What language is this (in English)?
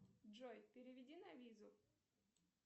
Russian